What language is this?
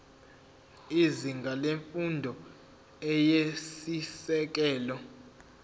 Zulu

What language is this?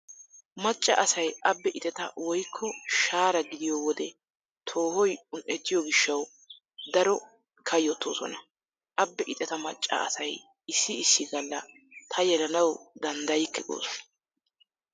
Wolaytta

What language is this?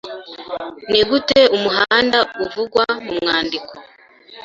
Kinyarwanda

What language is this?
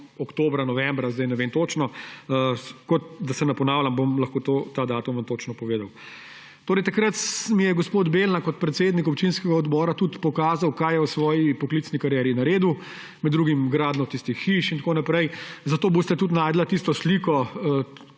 Slovenian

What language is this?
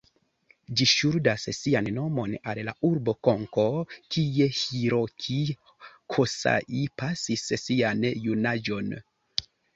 Esperanto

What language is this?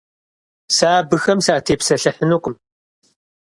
Kabardian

